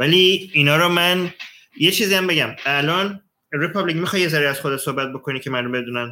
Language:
Persian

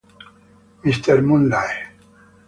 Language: Italian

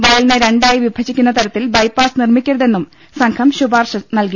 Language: Malayalam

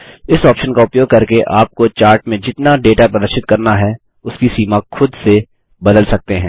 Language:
Hindi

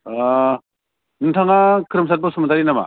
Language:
Bodo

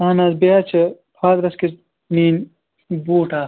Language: Kashmiri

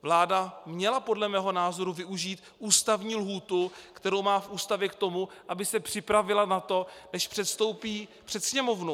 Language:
Czech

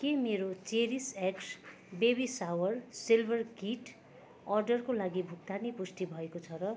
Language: Nepali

